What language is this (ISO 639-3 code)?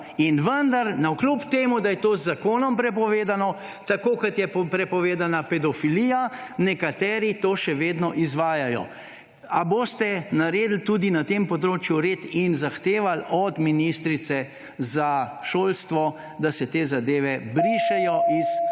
slv